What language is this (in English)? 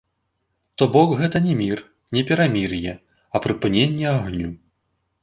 Belarusian